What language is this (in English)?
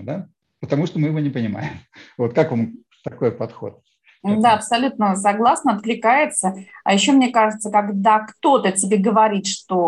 Russian